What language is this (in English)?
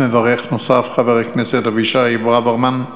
Hebrew